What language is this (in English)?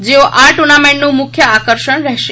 Gujarati